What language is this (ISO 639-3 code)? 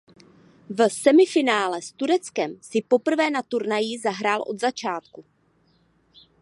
ces